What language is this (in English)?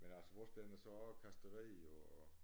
Danish